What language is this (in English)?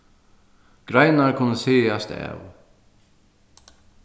Faroese